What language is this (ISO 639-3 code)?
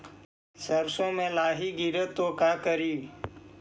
mag